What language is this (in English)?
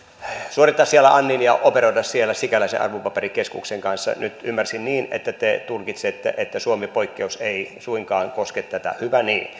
Finnish